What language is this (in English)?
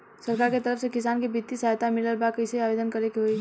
Bhojpuri